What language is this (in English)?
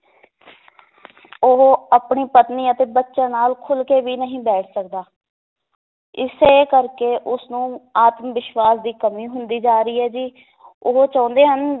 Punjabi